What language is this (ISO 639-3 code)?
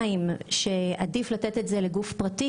heb